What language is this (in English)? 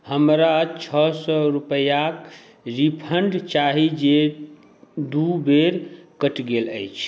Maithili